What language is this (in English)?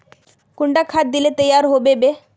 Magahi